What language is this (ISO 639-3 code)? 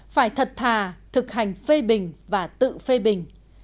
vie